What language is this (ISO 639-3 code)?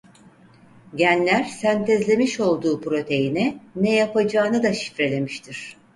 tur